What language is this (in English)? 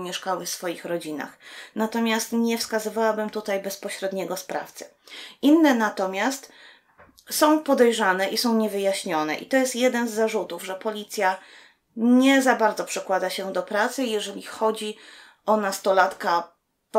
Polish